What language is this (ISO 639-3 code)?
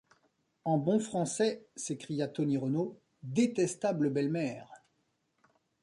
fra